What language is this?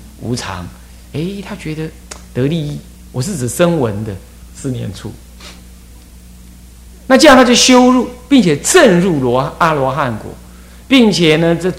Chinese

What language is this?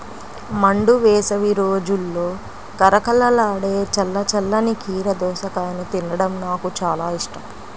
Telugu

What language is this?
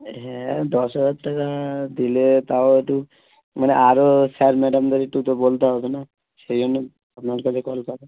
Bangla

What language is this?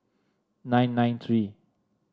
English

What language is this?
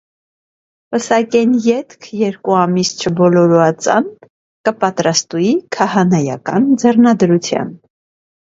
Armenian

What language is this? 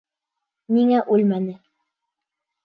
Bashkir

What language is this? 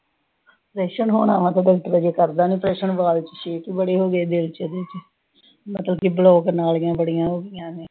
Punjabi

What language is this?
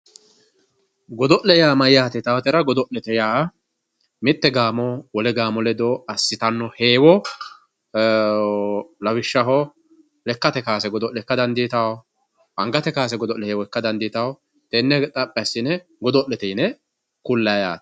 Sidamo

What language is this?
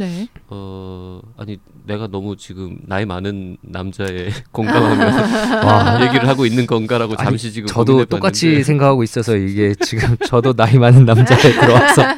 Korean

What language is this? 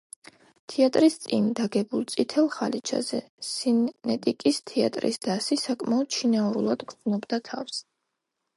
Georgian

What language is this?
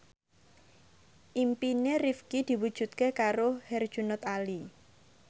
Javanese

